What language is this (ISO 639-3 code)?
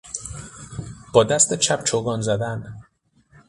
fas